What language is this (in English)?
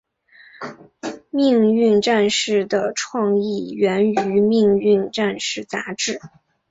Chinese